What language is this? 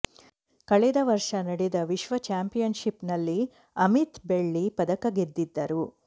Kannada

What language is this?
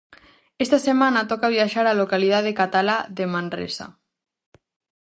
Galician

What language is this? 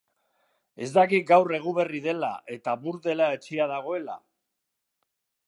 Basque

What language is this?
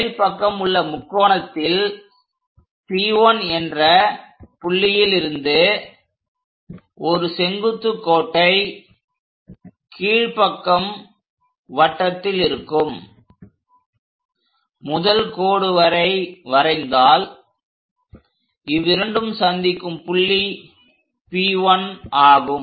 Tamil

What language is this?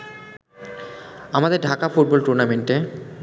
Bangla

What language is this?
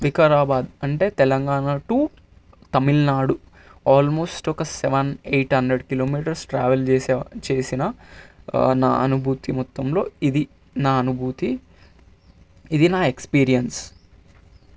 Telugu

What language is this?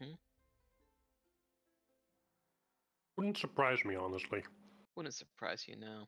English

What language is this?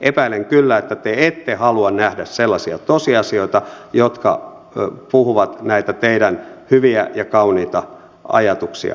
Finnish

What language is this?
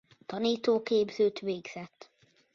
Hungarian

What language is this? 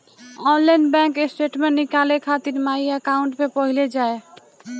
Bhojpuri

